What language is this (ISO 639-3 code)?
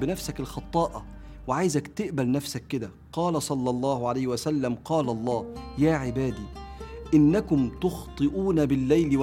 ara